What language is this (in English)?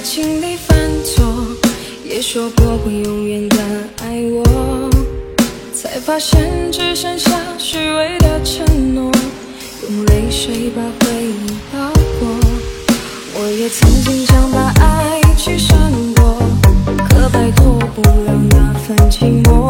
Chinese